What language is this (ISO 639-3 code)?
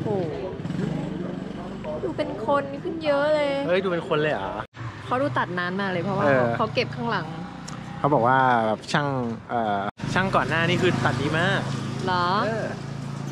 tha